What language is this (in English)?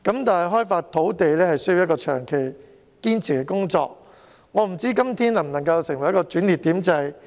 Cantonese